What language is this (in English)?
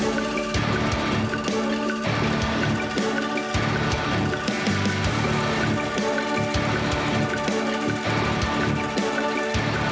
Indonesian